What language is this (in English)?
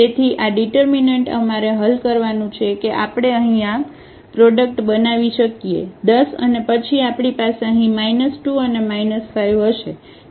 Gujarati